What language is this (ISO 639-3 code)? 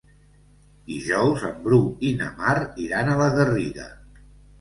cat